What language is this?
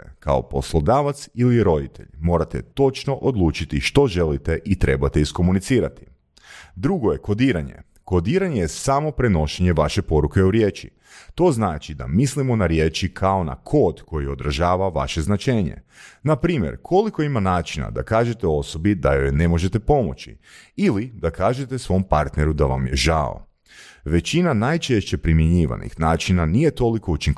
Croatian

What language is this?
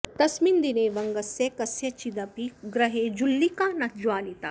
Sanskrit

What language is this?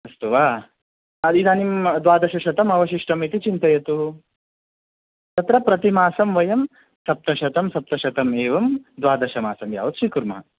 Sanskrit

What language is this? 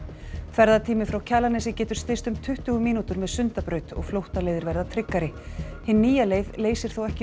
Icelandic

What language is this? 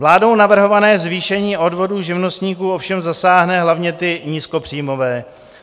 Czech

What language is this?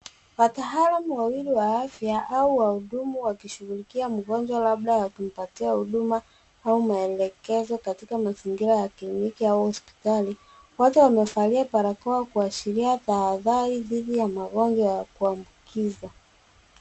Swahili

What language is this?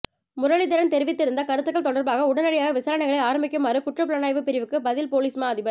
Tamil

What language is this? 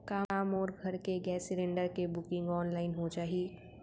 Chhattisgarhi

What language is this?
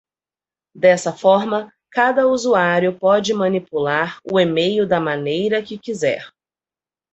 Portuguese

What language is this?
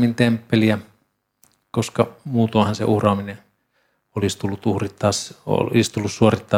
Finnish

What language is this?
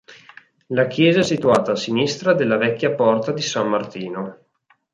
Italian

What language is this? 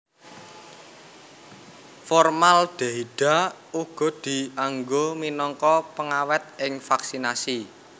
Javanese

